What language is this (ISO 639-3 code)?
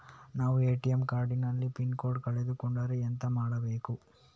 kan